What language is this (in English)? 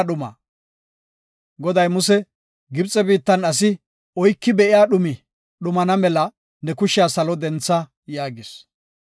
Gofa